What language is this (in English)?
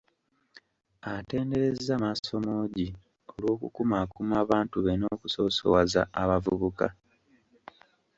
Ganda